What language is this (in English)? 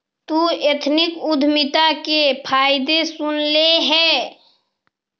Magahi